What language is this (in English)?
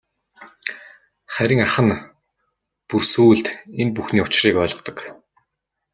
Mongolian